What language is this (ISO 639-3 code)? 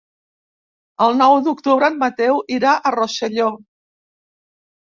cat